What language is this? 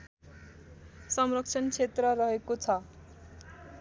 Nepali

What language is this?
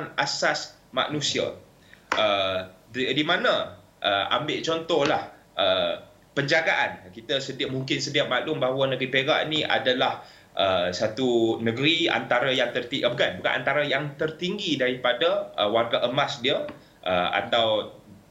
Malay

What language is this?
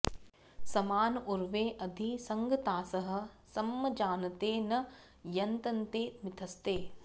Sanskrit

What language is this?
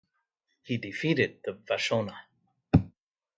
English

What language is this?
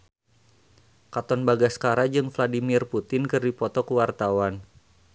Sundanese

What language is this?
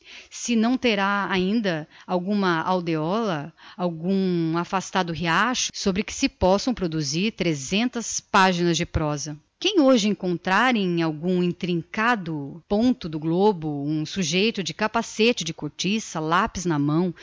Portuguese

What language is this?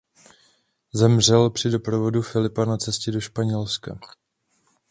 Czech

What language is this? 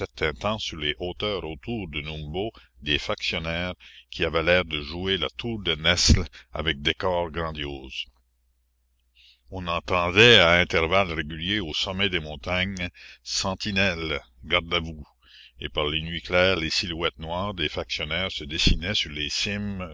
French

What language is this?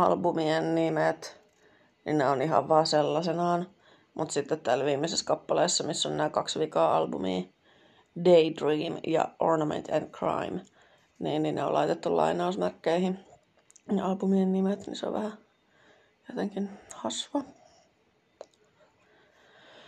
Finnish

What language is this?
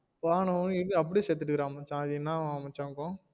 Tamil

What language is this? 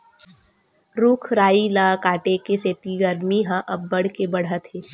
Chhattisgarhi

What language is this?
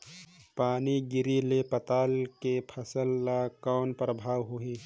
Chhattisgarhi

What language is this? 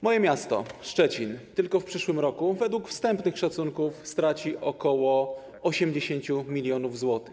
Polish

